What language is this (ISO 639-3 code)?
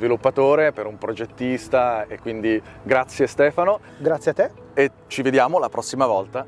ita